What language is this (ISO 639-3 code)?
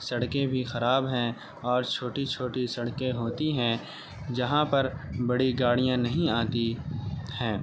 urd